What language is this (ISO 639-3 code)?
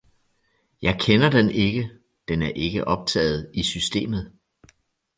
dan